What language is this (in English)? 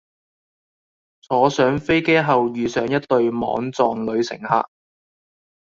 Cantonese